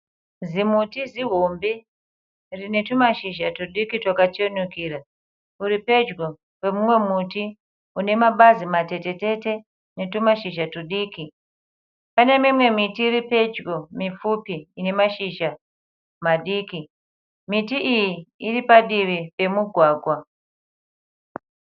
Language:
Shona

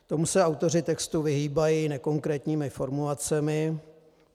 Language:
Czech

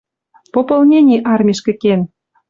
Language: Western Mari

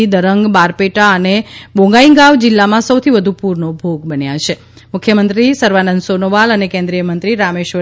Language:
Gujarati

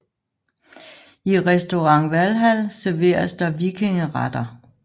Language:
Danish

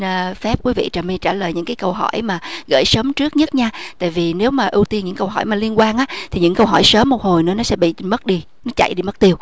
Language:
Vietnamese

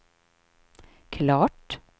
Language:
Swedish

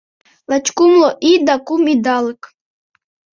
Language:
Mari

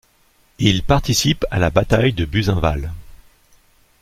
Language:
French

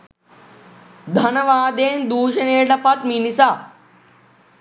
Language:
Sinhala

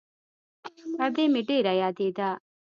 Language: Pashto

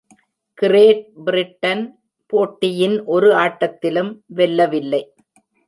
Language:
Tamil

